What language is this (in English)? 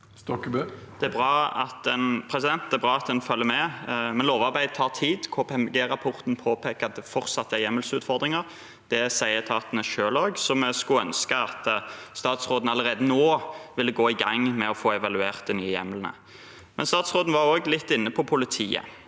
Norwegian